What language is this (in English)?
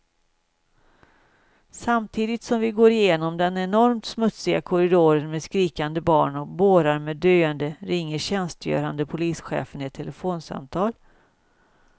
Swedish